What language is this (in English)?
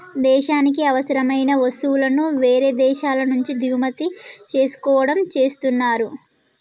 Telugu